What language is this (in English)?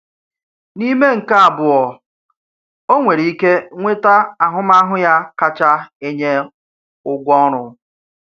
Igbo